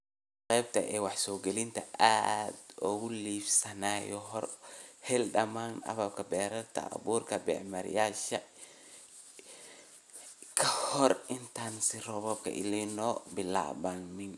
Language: Somali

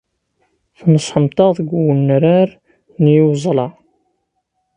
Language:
Kabyle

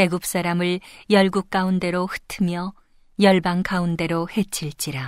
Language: Korean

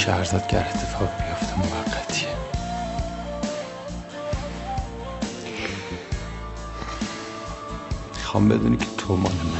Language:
Persian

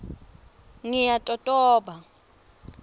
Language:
Swati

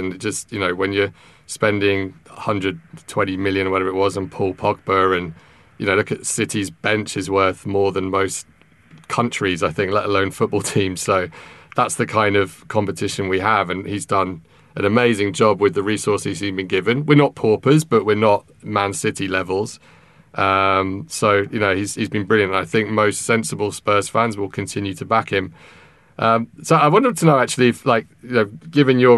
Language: English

